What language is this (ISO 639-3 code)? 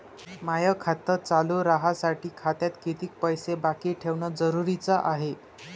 mar